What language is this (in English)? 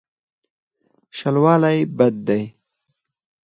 Pashto